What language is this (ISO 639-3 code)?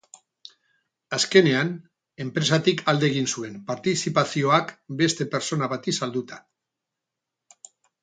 eus